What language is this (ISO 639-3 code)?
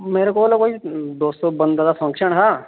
doi